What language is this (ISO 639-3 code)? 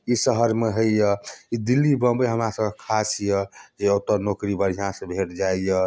mai